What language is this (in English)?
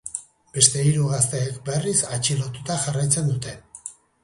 Basque